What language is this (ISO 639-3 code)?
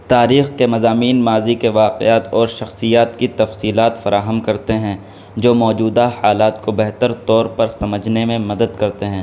urd